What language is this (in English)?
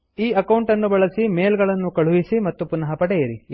Kannada